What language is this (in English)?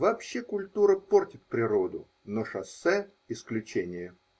Russian